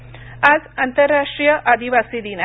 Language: Marathi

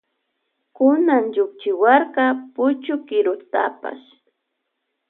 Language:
Loja Highland Quichua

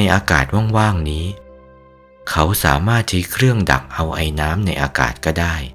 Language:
Thai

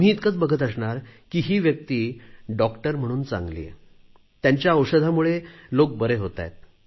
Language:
Marathi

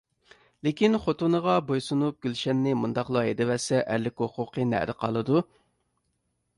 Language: Uyghur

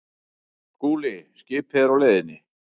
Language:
Icelandic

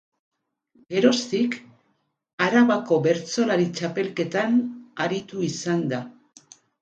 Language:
Basque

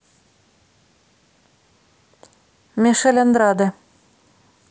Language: Russian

